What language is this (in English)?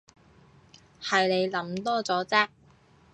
Cantonese